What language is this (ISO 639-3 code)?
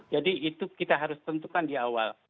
ind